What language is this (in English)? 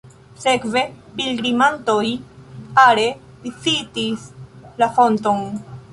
Esperanto